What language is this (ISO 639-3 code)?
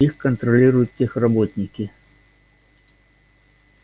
rus